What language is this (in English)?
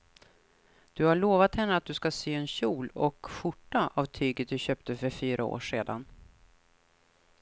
Swedish